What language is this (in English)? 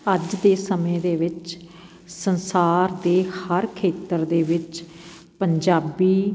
Punjabi